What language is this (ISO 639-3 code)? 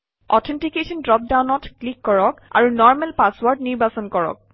asm